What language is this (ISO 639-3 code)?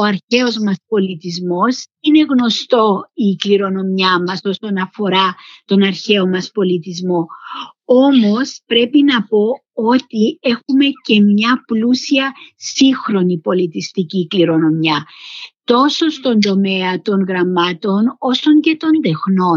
ell